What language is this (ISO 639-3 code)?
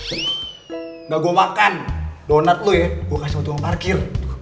ind